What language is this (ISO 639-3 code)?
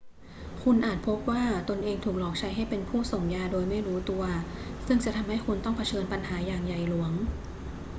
tha